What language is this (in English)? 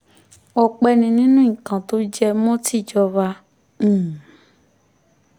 Yoruba